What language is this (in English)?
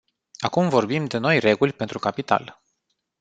Romanian